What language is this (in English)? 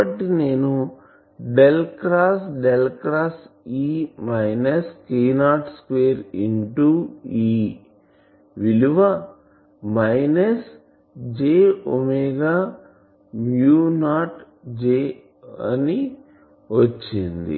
Telugu